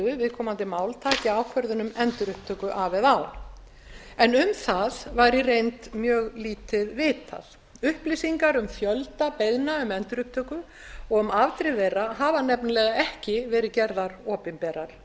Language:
Icelandic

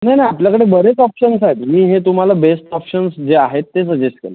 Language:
Marathi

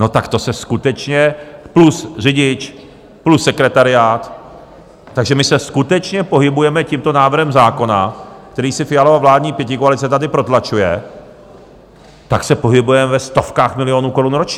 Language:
Czech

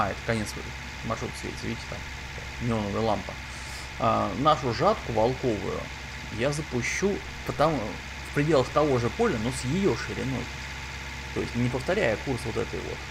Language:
Russian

